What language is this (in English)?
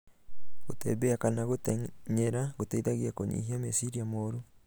Kikuyu